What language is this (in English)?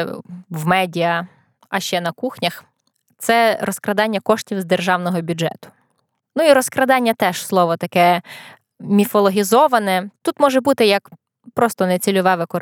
Ukrainian